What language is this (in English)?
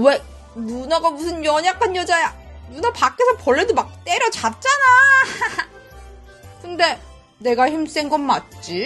Korean